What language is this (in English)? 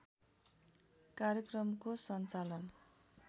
Nepali